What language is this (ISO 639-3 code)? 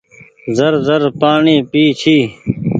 gig